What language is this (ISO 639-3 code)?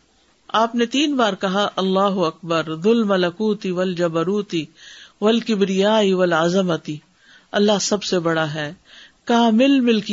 urd